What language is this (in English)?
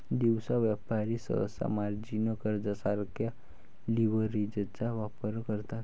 Marathi